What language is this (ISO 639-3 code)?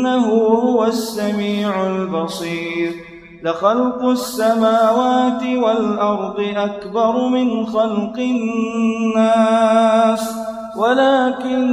ara